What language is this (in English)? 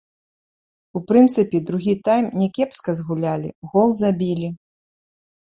Belarusian